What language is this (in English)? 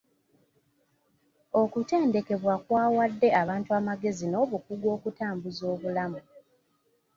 Ganda